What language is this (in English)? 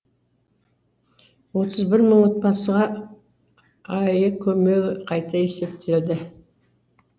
Kazakh